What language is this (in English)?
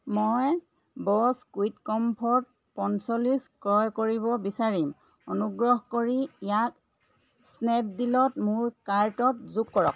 Assamese